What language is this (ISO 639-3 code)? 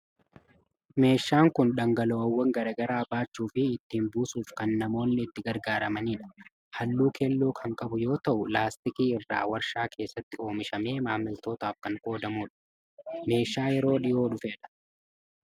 orm